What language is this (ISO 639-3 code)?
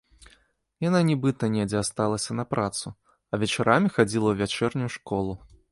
bel